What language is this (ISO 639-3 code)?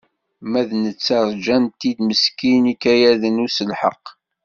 kab